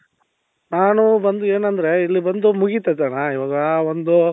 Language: Kannada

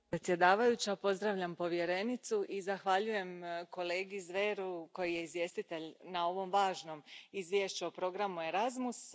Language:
Croatian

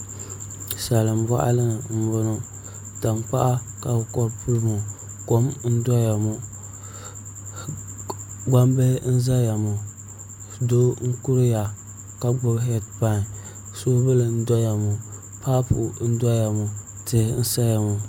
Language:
Dagbani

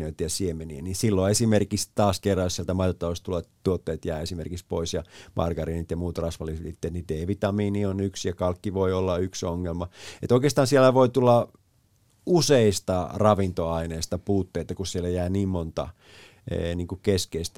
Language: Finnish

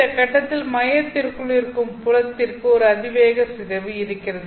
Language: Tamil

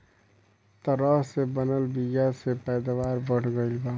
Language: Bhojpuri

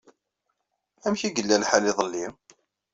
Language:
Kabyle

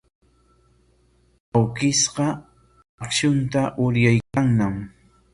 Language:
Corongo Ancash Quechua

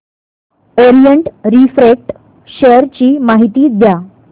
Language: Marathi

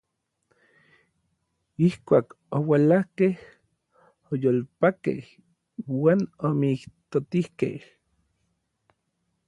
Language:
Orizaba Nahuatl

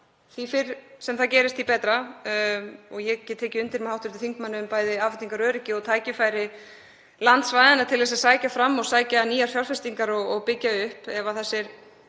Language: Icelandic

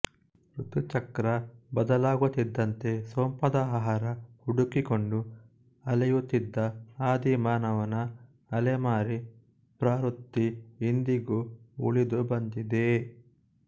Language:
Kannada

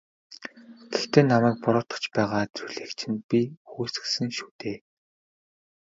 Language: Mongolian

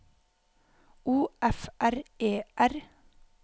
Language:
Norwegian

